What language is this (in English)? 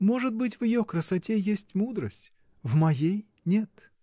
Russian